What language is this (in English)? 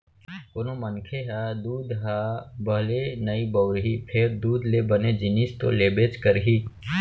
Chhattisgarhi